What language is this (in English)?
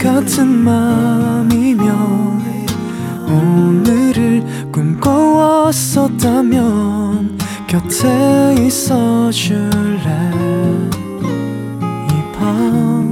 Korean